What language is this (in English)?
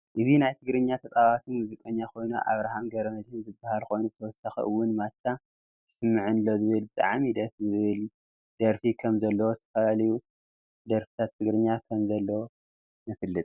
Tigrinya